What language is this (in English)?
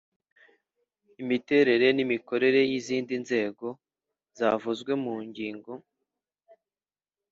Kinyarwanda